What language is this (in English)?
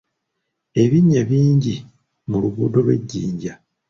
Ganda